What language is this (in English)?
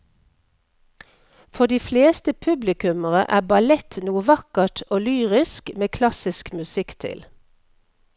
Norwegian